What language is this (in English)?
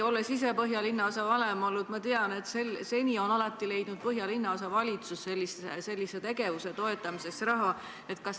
Estonian